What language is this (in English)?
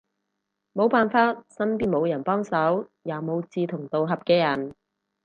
Cantonese